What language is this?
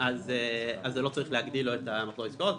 Hebrew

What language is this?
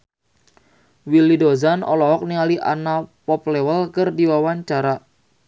Sundanese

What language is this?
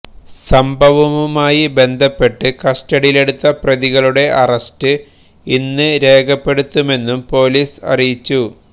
Malayalam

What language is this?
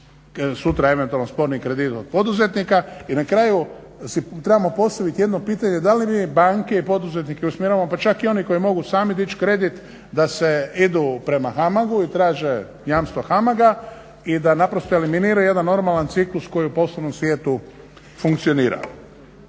Croatian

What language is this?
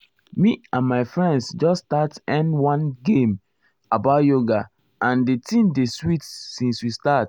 Nigerian Pidgin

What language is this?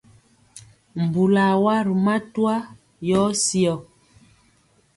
Mpiemo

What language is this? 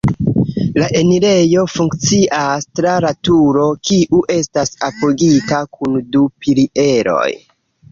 Esperanto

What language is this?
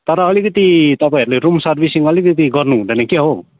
Nepali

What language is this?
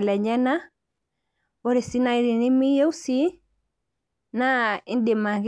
Masai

